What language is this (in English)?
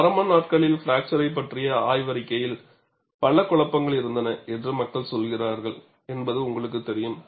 Tamil